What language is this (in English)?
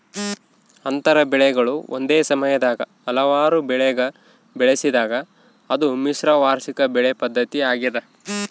Kannada